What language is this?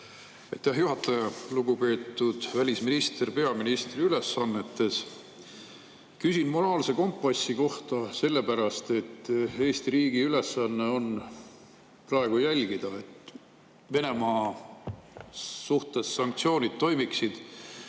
Estonian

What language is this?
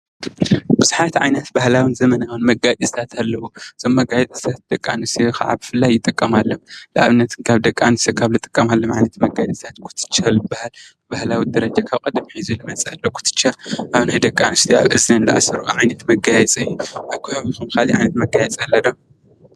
Tigrinya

